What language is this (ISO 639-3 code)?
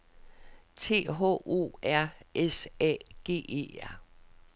dan